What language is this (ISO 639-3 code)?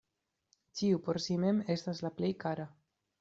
epo